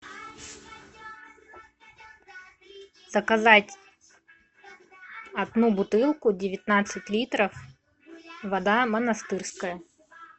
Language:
Russian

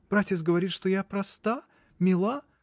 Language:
Russian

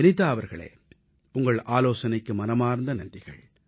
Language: Tamil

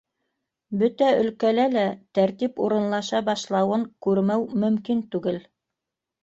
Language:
Bashkir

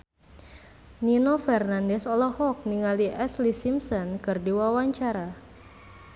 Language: Sundanese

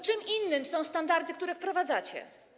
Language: Polish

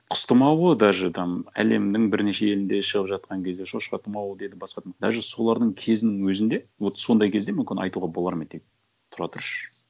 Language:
Kazakh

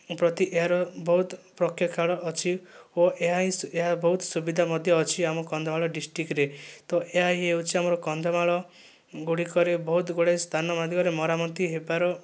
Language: Odia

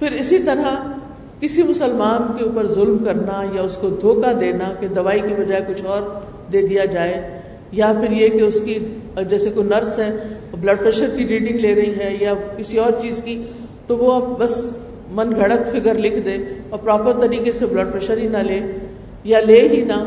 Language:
Urdu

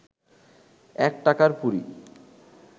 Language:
Bangla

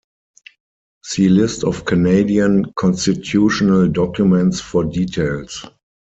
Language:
English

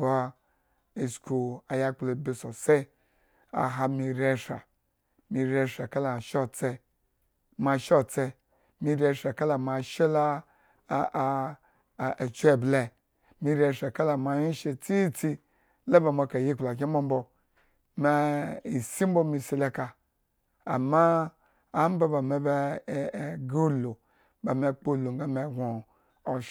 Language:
Eggon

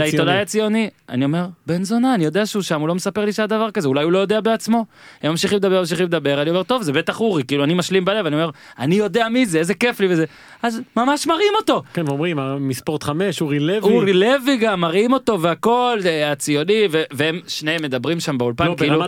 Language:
Hebrew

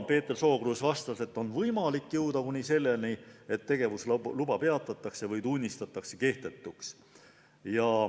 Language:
Estonian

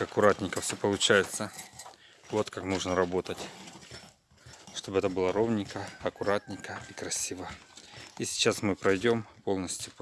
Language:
Russian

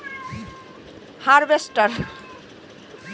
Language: Bangla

